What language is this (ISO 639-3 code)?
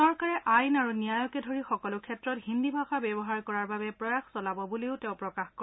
asm